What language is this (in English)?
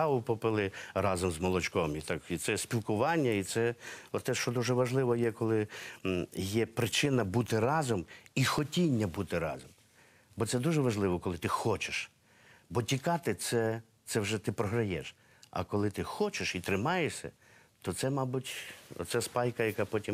Ukrainian